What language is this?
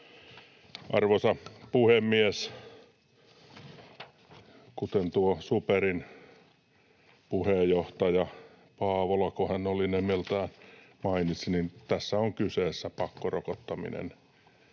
Finnish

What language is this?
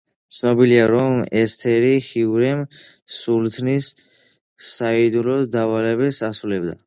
Georgian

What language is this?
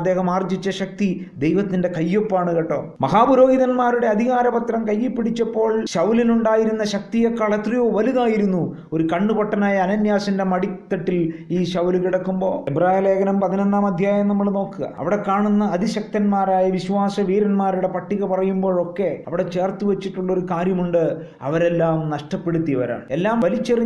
Malayalam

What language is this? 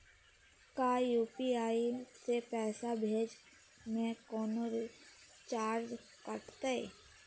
Magahi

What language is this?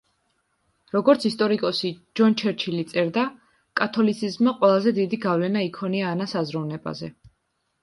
Georgian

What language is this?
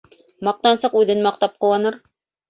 Bashkir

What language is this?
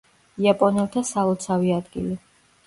Georgian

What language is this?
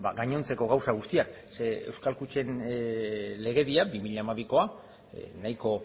Basque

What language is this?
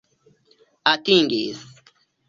Esperanto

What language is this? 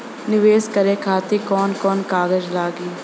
Bhojpuri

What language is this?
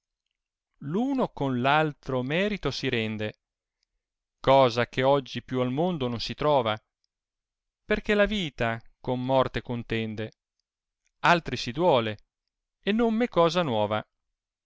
Italian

